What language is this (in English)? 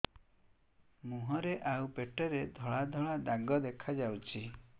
Odia